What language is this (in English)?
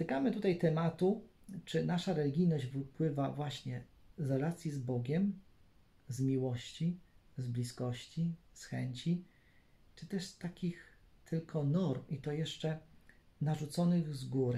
Polish